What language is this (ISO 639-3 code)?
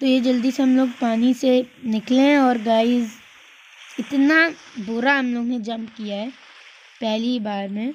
hin